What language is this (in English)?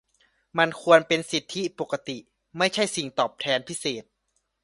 Thai